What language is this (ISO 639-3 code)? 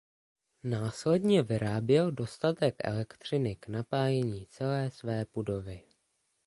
ces